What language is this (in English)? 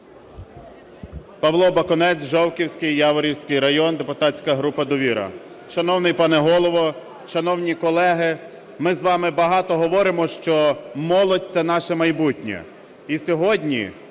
Ukrainian